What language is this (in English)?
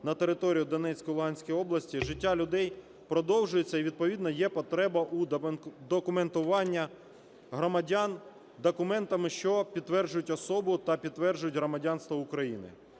Ukrainian